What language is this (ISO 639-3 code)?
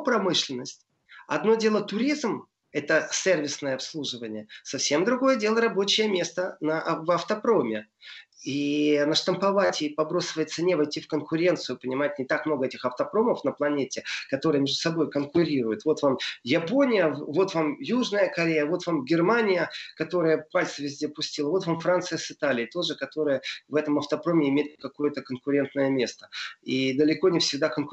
rus